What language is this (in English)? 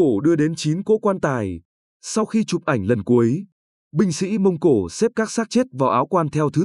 Vietnamese